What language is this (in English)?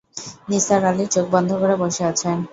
Bangla